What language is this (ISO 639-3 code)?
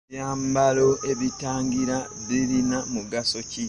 lug